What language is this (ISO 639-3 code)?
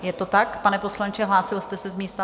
ces